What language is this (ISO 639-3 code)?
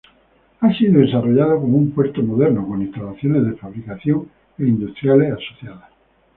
spa